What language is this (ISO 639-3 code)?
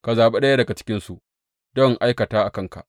hau